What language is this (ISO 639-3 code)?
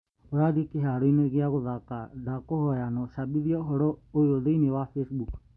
kik